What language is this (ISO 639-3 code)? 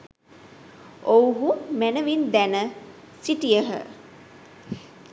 sin